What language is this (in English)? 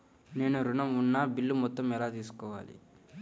Telugu